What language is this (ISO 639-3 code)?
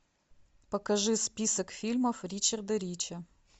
rus